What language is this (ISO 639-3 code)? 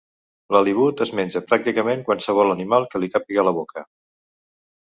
cat